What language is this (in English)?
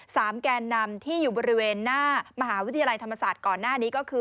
Thai